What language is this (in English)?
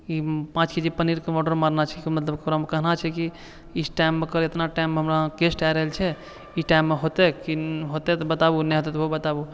Maithili